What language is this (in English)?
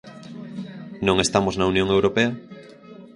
Galician